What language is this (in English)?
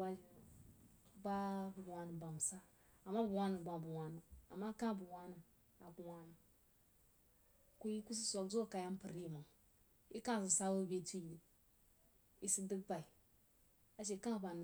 Jiba